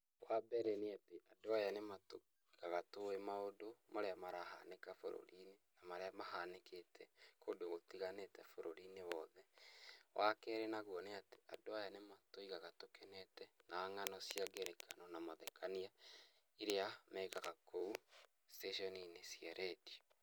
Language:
Kikuyu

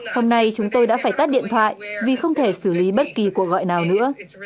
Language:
Vietnamese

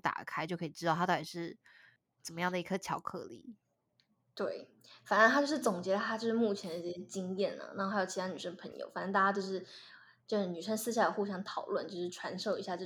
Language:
Chinese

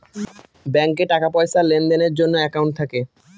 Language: Bangla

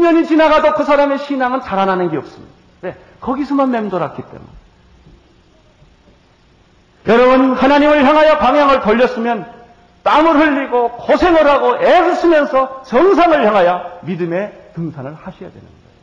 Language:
Korean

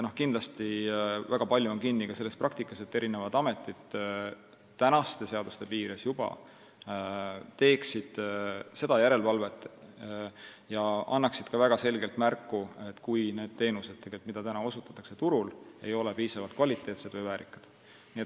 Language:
Estonian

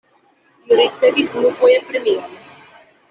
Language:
Esperanto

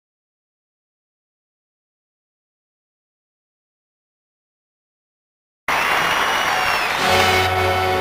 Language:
Romanian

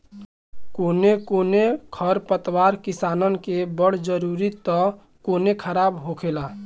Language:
Bhojpuri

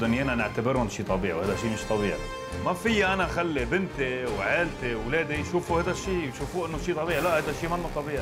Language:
Arabic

